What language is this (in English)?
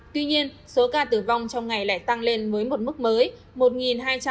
Vietnamese